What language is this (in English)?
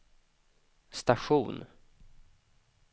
Swedish